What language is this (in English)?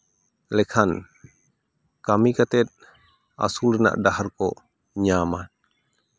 Santali